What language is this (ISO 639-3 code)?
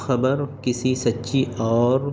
urd